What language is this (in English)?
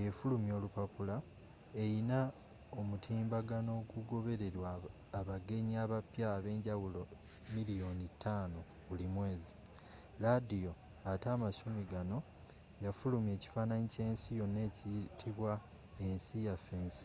Ganda